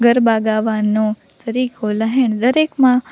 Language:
Gujarati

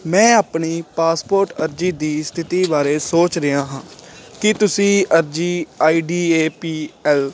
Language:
Punjabi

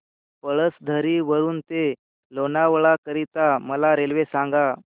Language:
Marathi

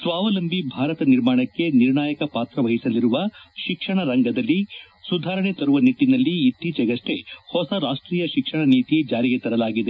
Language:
Kannada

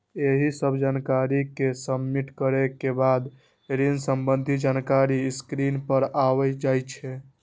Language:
Maithili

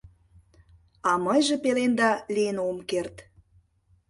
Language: Mari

